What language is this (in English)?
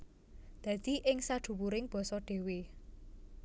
Javanese